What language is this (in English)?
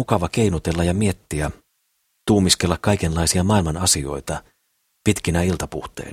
Finnish